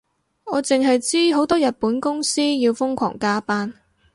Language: Cantonese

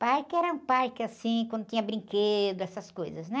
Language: Portuguese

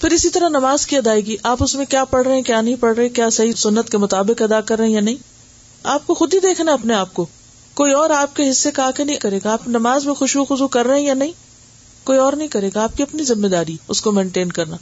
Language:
Urdu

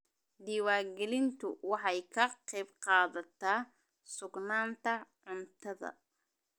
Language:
Somali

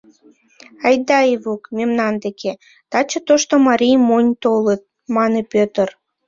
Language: Mari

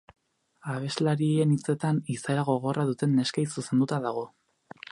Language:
Basque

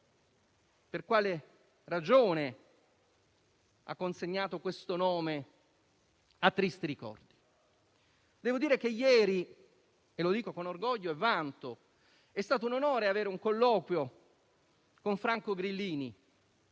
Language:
Italian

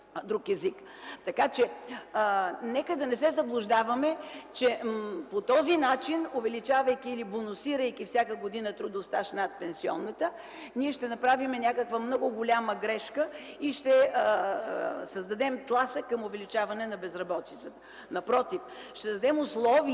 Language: Bulgarian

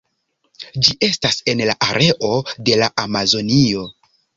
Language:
Esperanto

